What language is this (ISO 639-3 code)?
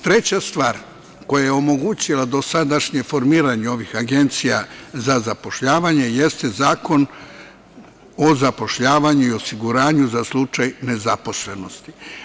srp